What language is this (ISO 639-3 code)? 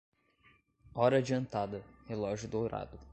por